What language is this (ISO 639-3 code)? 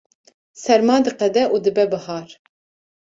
kur